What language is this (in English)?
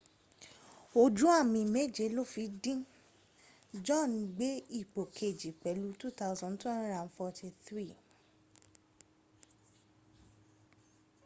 Yoruba